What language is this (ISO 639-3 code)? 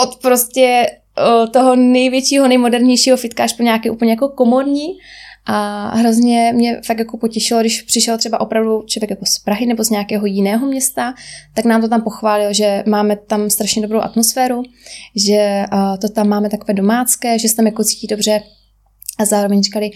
ces